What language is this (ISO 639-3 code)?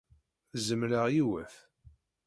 kab